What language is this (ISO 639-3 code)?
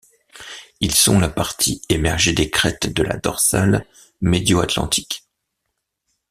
fra